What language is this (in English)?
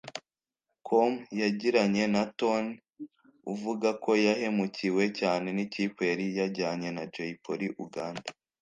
Kinyarwanda